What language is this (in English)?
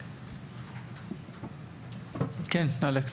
Hebrew